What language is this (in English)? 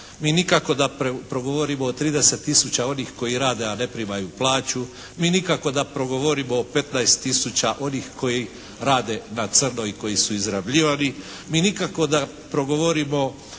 Croatian